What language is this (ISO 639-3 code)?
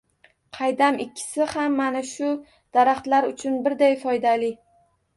uzb